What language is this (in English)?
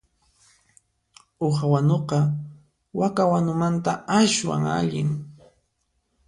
Puno Quechua